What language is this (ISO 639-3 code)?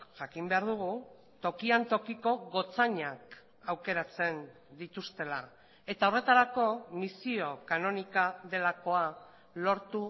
eus